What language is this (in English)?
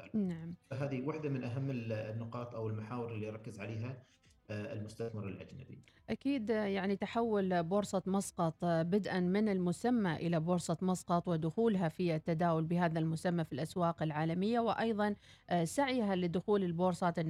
Arabic